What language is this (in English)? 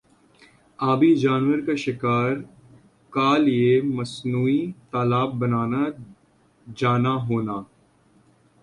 Urdu